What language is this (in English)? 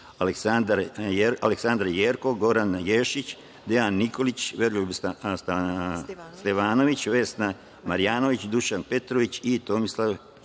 Serbian